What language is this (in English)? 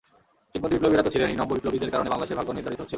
Bangla